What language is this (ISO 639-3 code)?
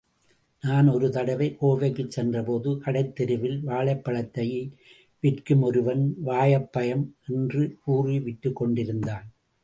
tam